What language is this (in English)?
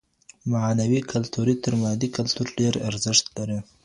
Pashto